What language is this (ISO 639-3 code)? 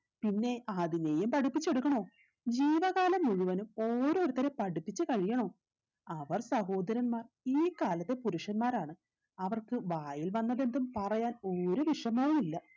mal